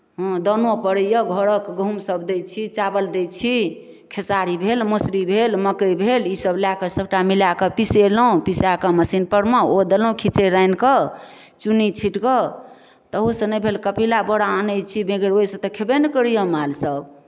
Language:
Maithili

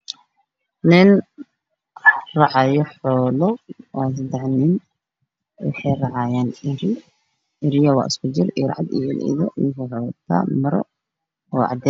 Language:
Somali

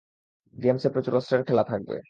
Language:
Bangla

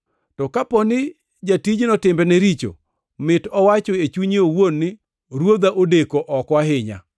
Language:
Luo (Kenya and Tanzania)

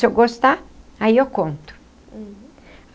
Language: Portuguese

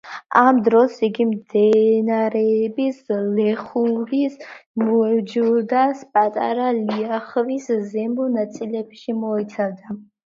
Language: Georgian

